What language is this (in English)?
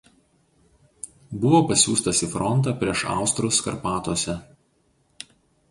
Lithuanian